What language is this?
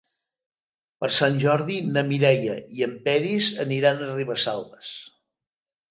Catalan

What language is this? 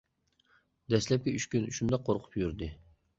Uyghur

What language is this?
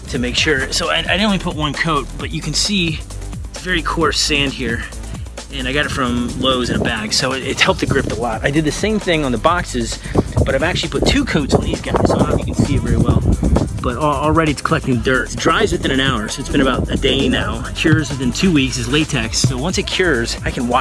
English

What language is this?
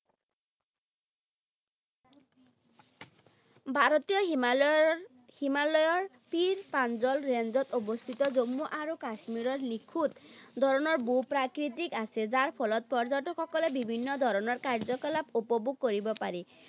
Assamese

